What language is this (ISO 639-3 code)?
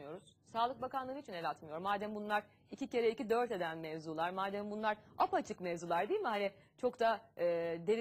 tur